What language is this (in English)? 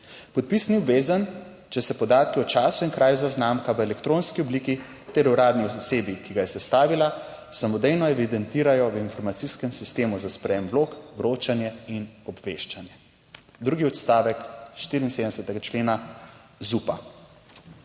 Slovenian